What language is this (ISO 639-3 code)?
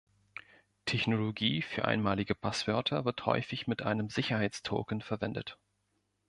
deu